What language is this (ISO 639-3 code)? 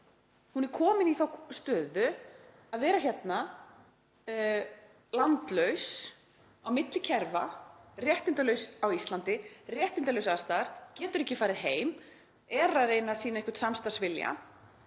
isl